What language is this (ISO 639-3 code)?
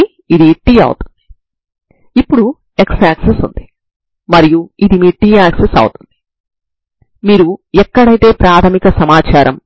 tel